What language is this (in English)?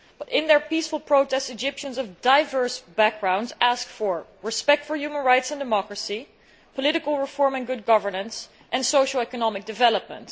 English